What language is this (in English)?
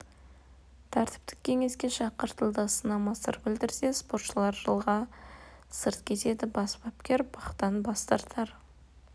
Kazakh